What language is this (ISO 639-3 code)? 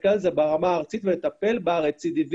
heb